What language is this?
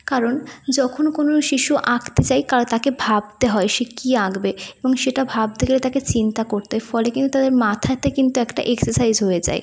Bangla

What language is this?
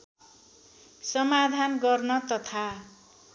Nepali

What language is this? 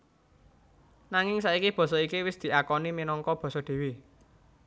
Javanese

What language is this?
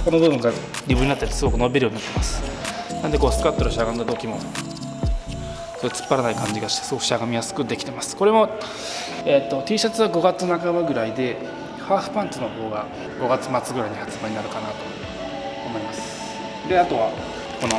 Japanese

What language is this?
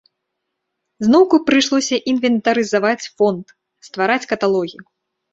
Belarusian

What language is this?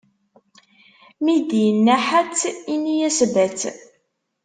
Kabyle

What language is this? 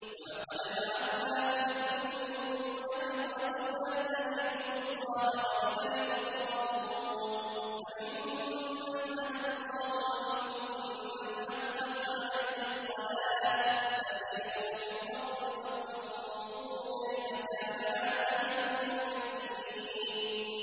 Arabic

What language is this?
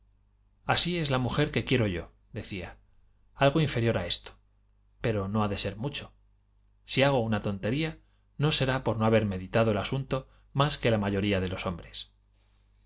Spanish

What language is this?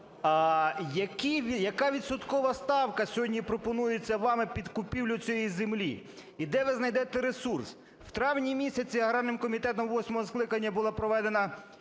Ukrainian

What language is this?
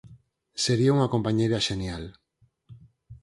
Galician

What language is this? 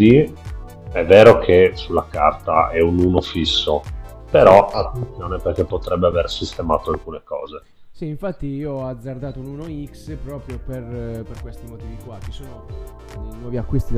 Italian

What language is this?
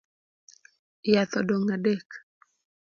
Luo (Kenya and Tanzania)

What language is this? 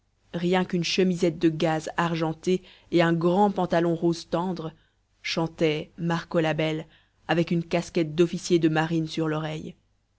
French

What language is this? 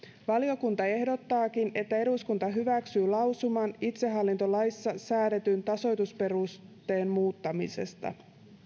Finnish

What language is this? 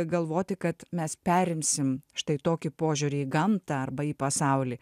Lithuanian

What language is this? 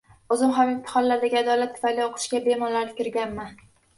Uzbek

